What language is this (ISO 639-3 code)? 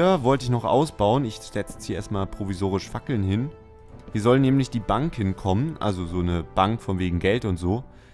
deu